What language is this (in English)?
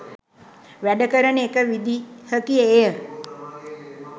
Sinhala